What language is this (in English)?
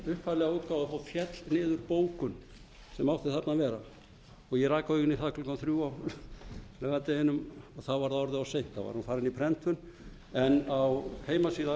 Icelandic